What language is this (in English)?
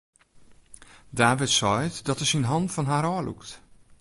Western Frisian